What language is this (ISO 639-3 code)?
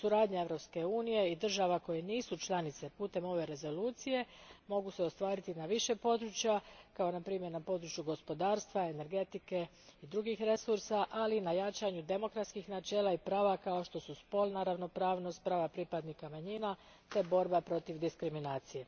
hrv